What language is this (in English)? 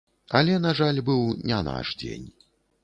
Belarusian